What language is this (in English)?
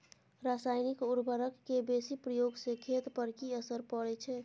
Maithili